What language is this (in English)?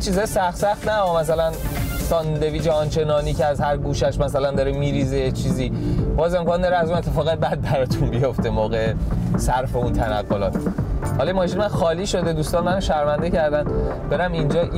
Persian